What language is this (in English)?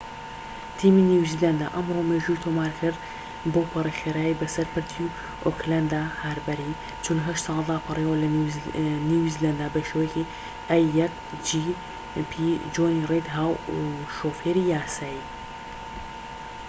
Central Kurdish